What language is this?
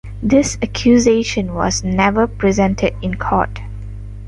English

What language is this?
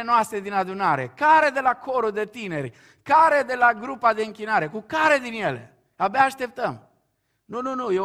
Romanian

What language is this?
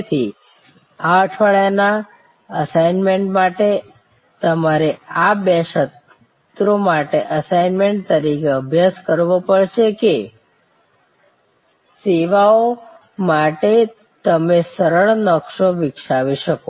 Gujarati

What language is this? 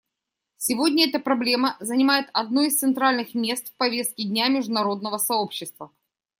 Russian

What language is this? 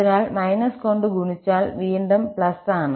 Malayalam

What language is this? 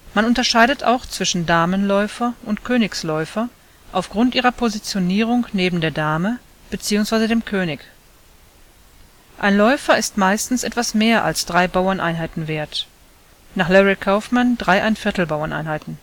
German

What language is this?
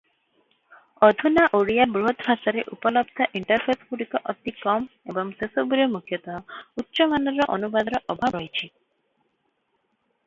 Odia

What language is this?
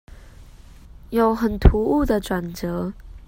Chinese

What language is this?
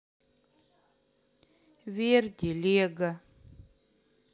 Russian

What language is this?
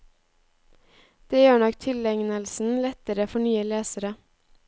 Norwegian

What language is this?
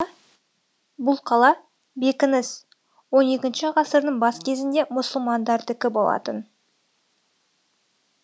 Kazakh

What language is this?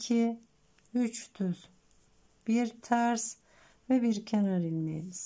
Turkish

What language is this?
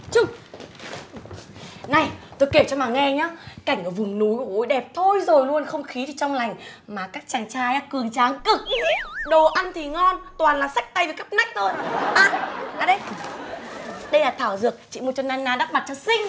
Vietnamese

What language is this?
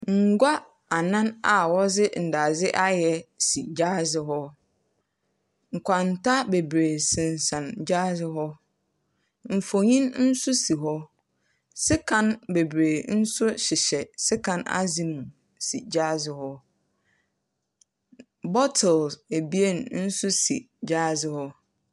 Akan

